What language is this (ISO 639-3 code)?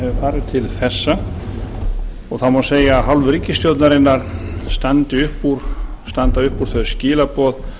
isl